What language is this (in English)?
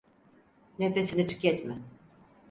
Turkish